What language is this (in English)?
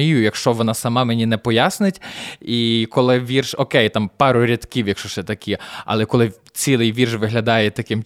Ukrainian